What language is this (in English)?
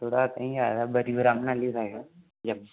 Dogri